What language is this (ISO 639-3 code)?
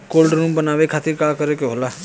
bho